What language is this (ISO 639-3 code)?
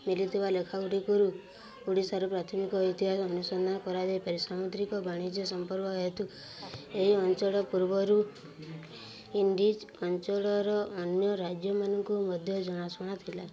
ori